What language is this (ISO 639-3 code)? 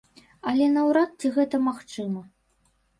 bel